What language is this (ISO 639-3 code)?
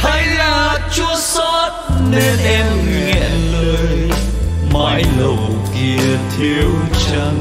vie